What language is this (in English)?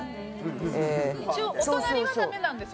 Japanese